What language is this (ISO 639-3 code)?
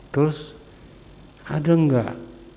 ind